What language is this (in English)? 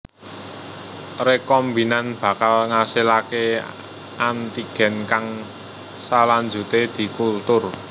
Javanese